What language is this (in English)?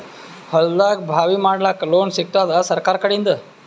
Kannada